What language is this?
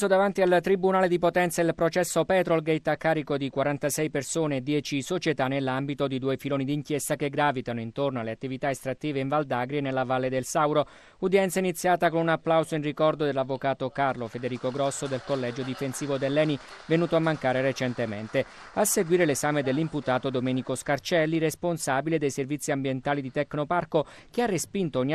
Italian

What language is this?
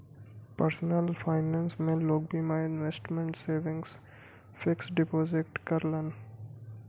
Bhojpuri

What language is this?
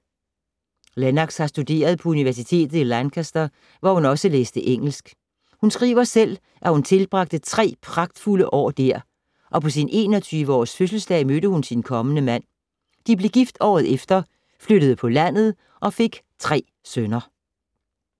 Danish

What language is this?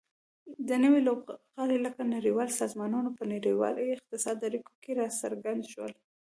Pashto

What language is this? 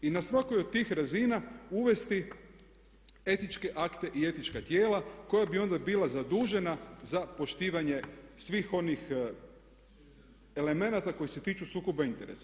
Croatian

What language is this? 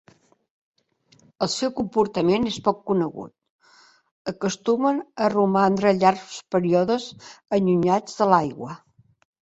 Catalan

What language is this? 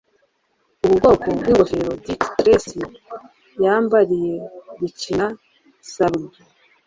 Kinyarwanda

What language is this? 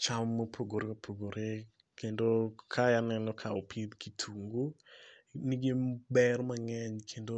Luo (Kenya and Tanzania)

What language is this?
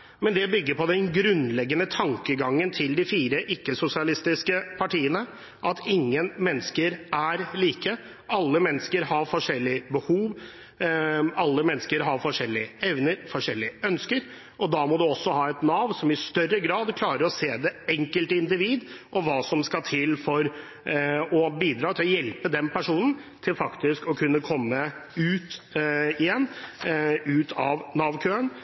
Norwegian Bokmål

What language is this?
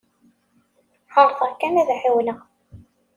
Kabyle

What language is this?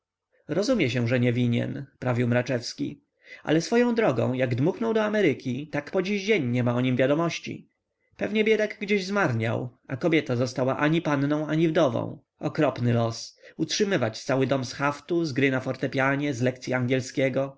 Polish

